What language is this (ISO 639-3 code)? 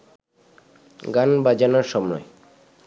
ben